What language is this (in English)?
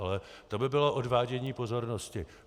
Czech